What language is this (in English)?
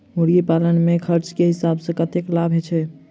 Maithili